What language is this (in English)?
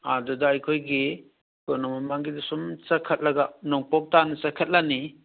Manipuri